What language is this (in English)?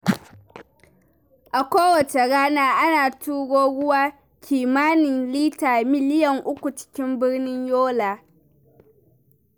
Hausa